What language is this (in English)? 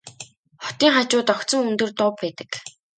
Mongolian